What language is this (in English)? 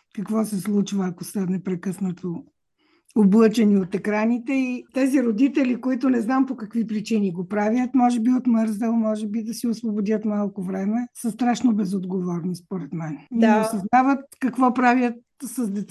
Bulgarian